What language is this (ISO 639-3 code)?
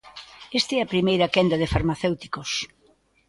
glg